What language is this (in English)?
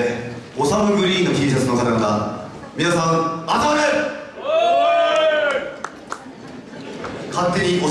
Japanese